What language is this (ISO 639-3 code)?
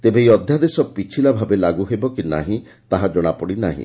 ori